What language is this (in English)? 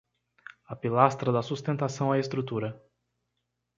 Portuguese